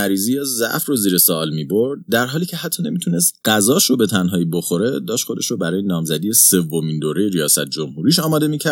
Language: Persian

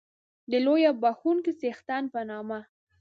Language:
Pashto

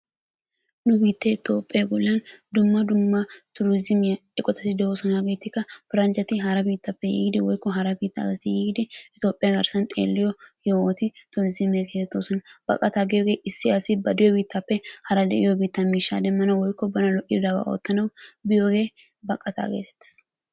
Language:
Wolaytta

